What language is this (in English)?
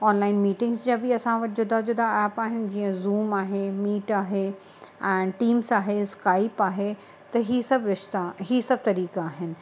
Sindhi